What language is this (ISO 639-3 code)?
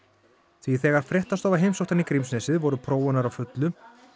isl